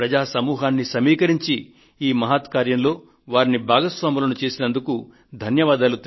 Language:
Telugu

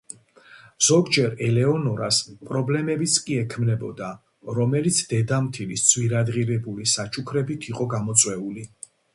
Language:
Georgian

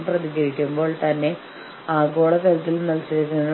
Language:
Malayalam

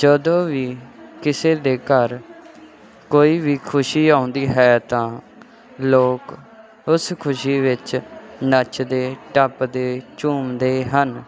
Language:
Punjabi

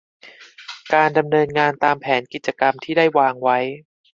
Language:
Thai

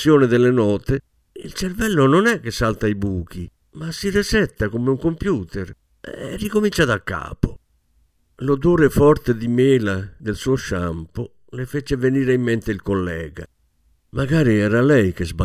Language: Italian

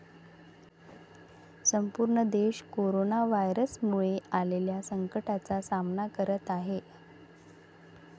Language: Marathi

